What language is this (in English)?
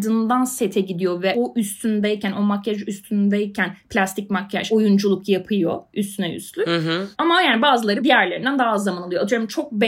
Turkish